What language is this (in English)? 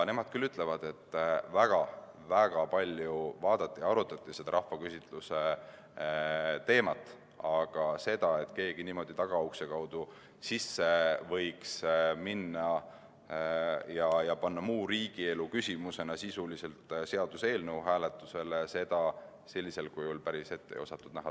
Estonian